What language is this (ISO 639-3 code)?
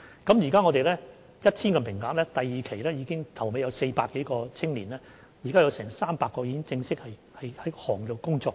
yue